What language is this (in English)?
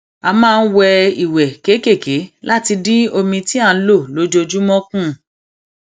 Yoruba